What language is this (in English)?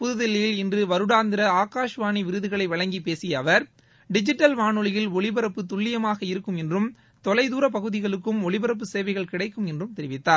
Tamil